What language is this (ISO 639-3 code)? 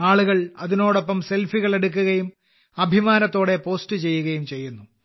mal